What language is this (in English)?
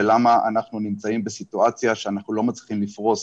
Hebrew